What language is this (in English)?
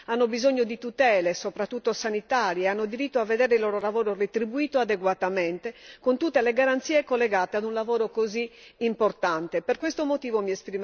Italian